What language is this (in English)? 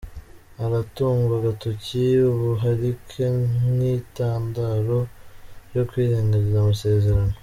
Kinyarwanda